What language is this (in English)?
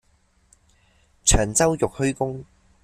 Cantonese